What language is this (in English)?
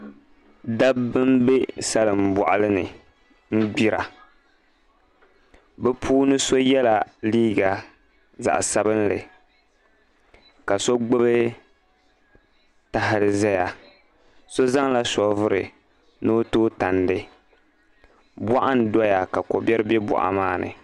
Dagbani